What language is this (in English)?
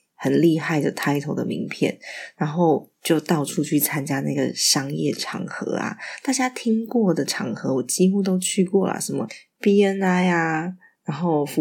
Chinese